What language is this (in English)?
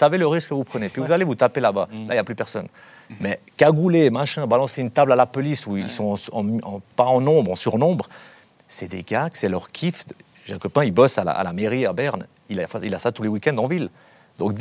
French